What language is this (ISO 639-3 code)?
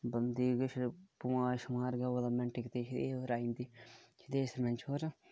doi